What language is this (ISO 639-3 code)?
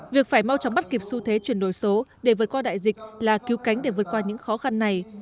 vie